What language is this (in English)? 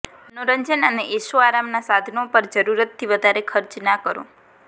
Gujarati